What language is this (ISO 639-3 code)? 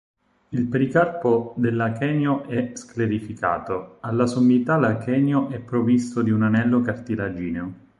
ita